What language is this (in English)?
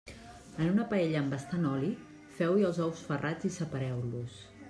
Catalan